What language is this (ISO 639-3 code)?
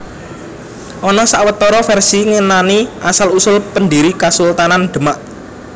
jav